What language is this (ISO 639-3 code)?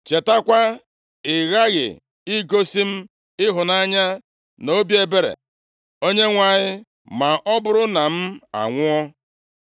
ibo